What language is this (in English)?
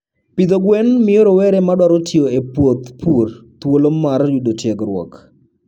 Luo (Kenya and Tanzania)